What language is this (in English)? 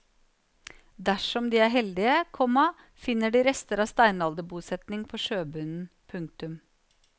Norwegian